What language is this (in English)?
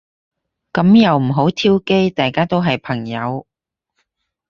Cantonese